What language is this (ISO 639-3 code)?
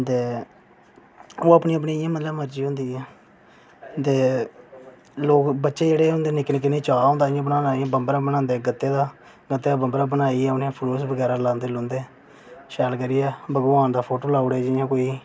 doi